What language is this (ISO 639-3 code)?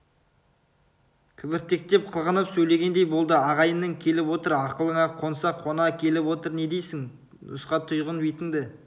kaz